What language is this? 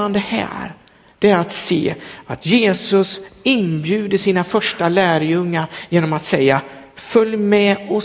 Swedish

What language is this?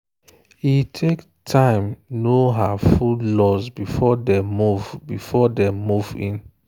Nigerian Pidgin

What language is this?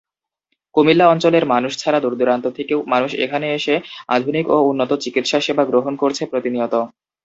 Bangla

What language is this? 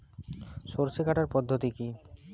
Bangla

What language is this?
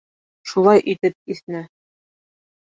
Bashkir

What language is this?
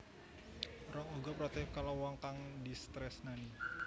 Javanese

